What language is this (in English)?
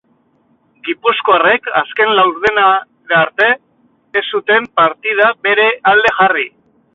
Basque